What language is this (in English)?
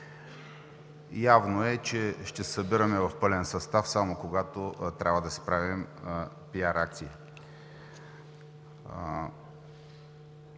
Bulgarian